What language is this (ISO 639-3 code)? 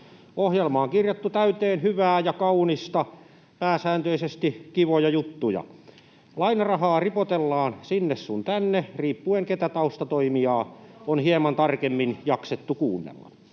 fin